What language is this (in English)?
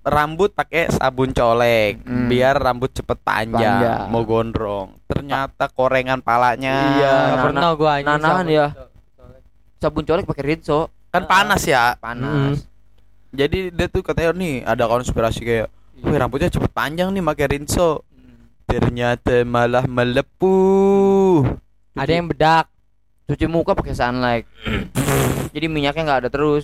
Indonesian